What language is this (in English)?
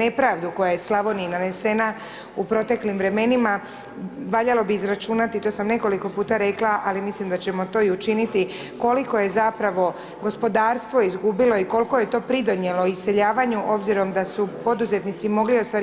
Croatian